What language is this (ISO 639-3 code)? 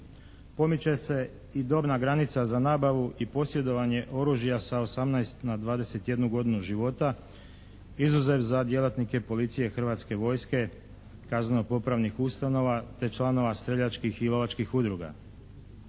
hrv